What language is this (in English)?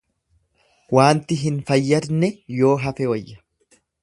Oromo